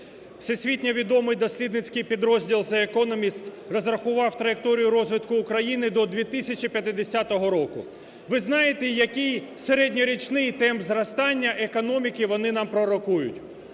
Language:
Ukrainian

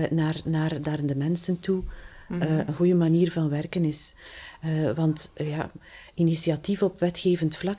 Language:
Dutch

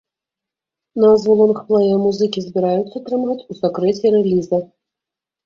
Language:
Belarusian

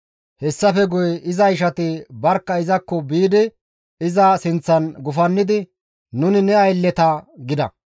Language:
Gamo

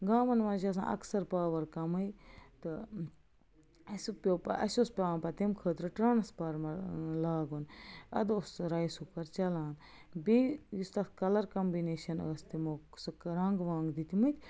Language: Kashmiri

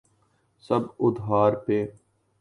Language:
Urdu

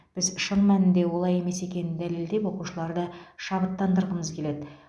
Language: Kazakh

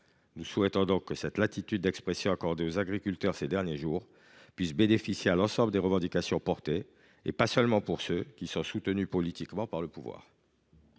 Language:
French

